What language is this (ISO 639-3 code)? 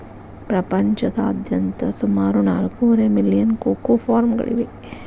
kan